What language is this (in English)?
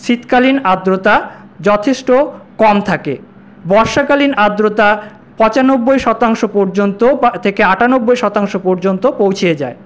Bangla